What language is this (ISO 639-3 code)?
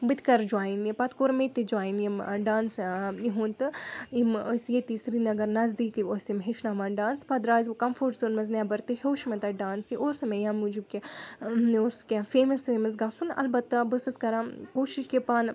kas